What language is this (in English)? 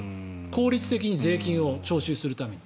Japanese